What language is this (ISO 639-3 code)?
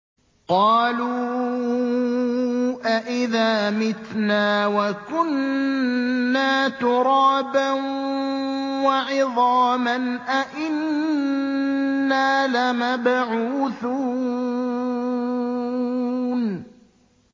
ara